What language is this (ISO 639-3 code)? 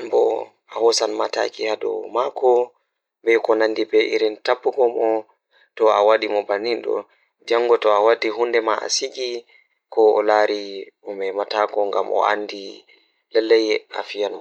ful